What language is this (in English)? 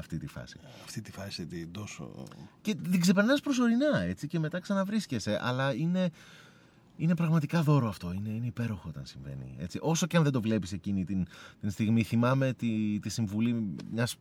Greek